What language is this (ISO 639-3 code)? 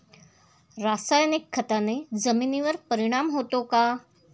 mar